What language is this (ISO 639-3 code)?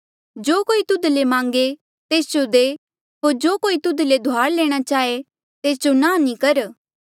mjl